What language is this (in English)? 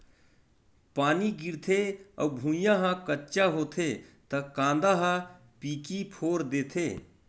Chhattisgarhi